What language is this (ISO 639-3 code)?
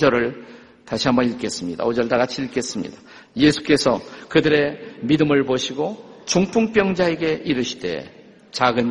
kor